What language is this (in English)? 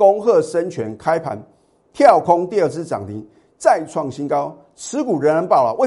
Chinese